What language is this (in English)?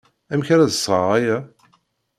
Kabyle